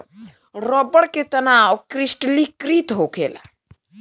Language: Bhojpuri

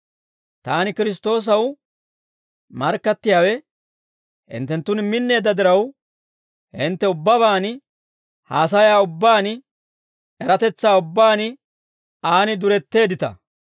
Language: Dawro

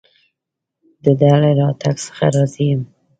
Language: Pashto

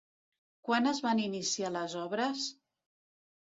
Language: Catalan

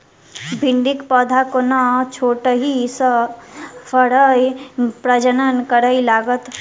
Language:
Maithili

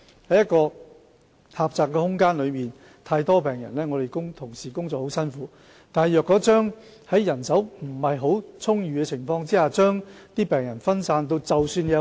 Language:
Cantonese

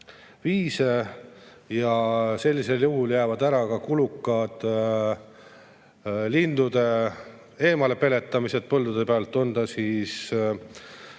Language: Estonian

